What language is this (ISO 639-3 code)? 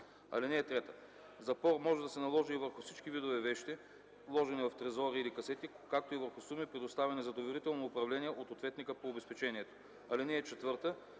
bul